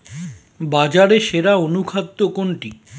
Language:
Bangla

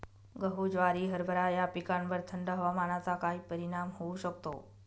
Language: Marathi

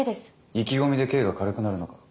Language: Japanese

